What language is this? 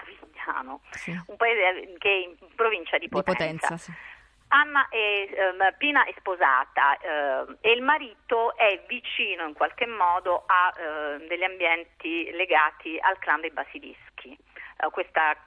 Italian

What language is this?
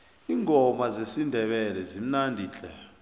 South Ndebele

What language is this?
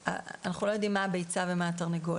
Hebrew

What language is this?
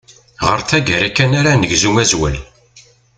Kabyle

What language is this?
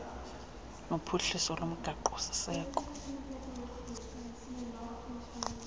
Xhosa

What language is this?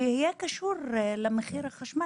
Hebrew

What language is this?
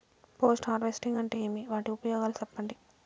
Telugu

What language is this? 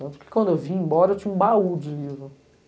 Portuguese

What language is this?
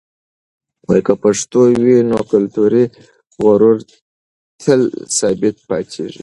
Pashto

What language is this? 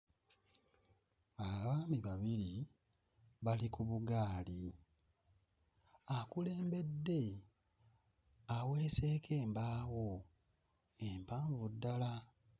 Ganda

